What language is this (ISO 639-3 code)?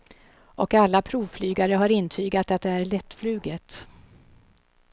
swe